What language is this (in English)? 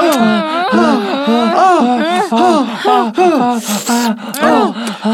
Korean